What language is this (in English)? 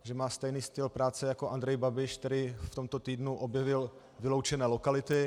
Czech